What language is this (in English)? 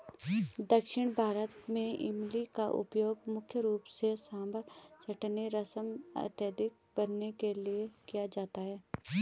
Hindi